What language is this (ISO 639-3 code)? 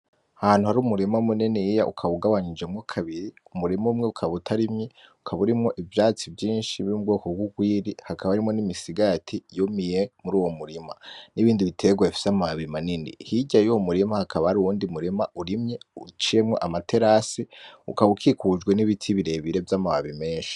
run